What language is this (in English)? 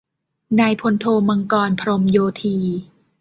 Thai